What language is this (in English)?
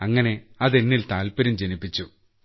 Malayalam